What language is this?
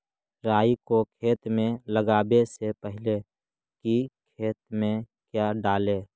Magahi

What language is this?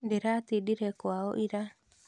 Kikuyu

